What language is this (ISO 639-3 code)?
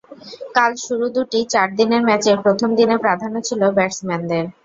ben